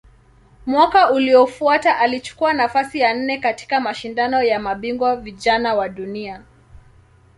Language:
Swahili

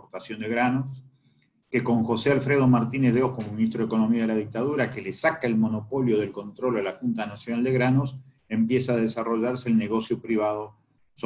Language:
Spanish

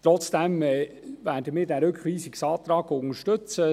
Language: Swiss German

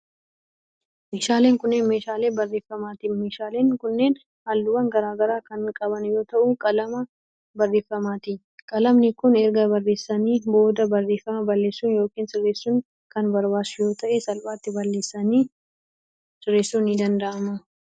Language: Oromo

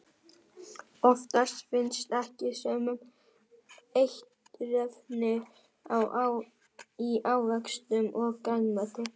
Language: Icelandic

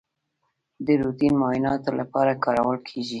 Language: Pashto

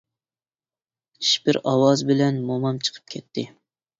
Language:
Uyghur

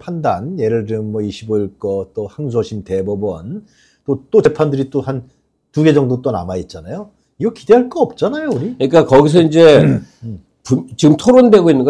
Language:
Korean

